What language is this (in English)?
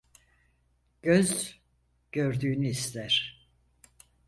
Turkish